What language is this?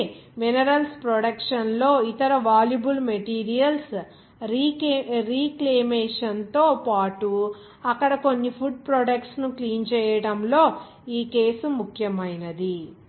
Telugu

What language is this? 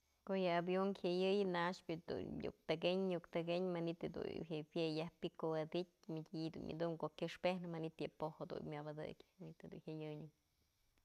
Mazatlán Mixe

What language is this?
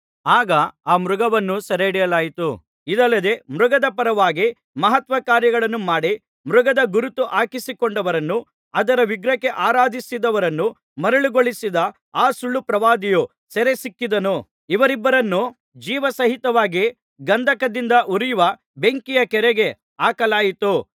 Kannada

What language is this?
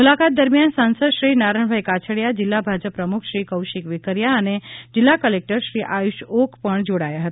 Gujarati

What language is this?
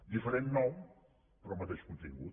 Catalan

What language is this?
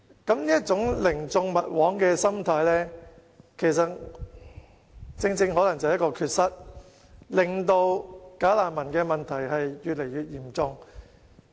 Cantonese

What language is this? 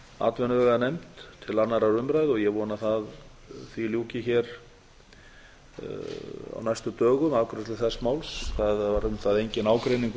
Icelandic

